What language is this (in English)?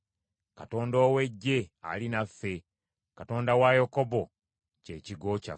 Ganda